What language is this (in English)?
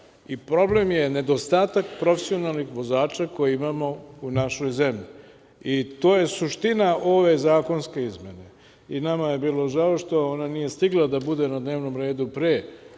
Serbian